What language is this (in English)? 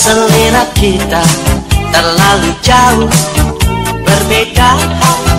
Thai